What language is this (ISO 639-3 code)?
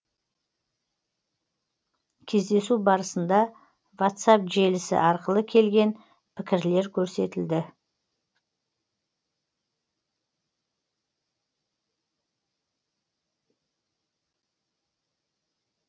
kaz